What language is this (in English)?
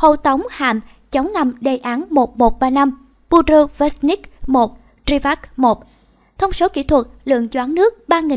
Vietnamese